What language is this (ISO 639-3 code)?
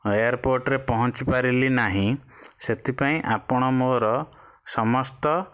ori